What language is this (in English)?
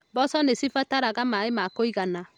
Kikuyu